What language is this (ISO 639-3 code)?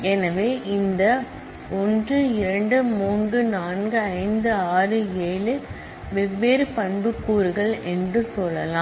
tam